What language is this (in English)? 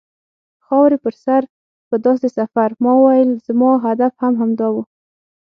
Pashto